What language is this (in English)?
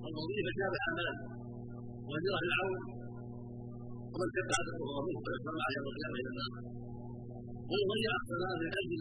Arabic